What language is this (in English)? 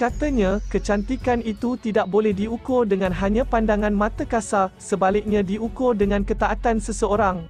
Malay